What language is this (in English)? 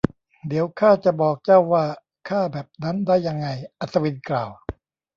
Thai